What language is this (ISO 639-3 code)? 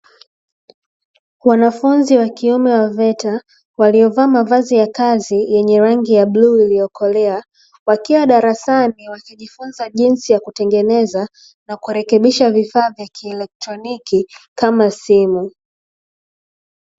swa